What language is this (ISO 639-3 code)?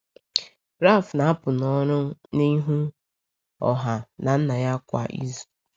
ibo